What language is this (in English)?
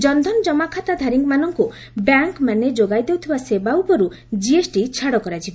Odia